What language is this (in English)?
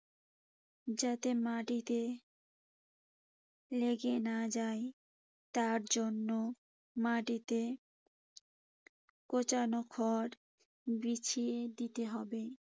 Bangla